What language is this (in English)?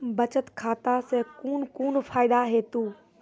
Maithili